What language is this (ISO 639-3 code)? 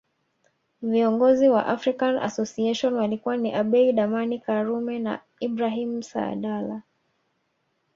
swa